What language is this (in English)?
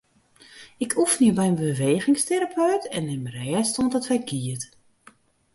Western Frisian